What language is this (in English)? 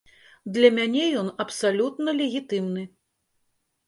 Belarusian